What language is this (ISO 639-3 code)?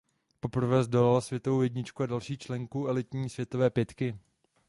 ces